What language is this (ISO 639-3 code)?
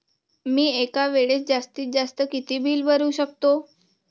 mar